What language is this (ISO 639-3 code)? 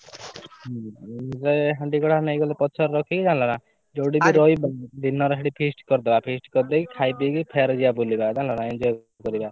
ori